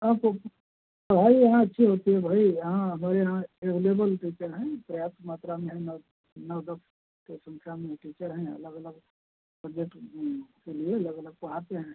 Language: Hindi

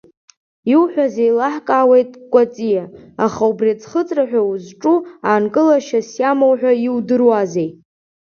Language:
Abkhazian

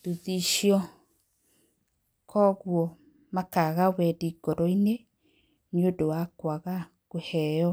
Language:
Kikuyu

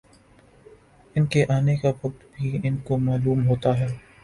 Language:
Urdu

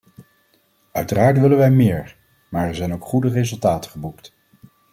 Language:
Dutch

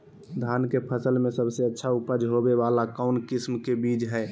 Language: Magahi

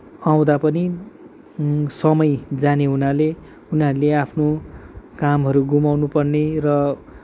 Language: Nepali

